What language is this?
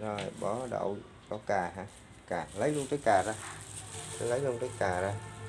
Vietnamese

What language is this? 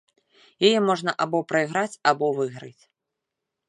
Belarusian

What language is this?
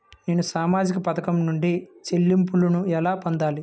Telugu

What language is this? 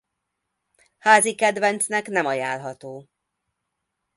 Hungarian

